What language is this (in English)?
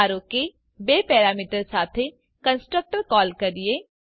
Gujarati